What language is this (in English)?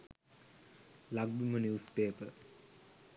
Sinhala